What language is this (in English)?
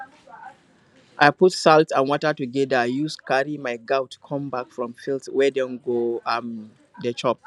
Nigerian Pidgin